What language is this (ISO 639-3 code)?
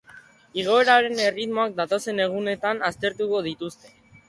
eus